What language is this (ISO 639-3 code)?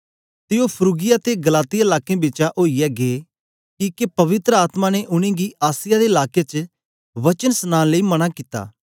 doi